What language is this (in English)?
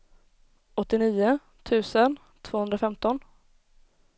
Swedish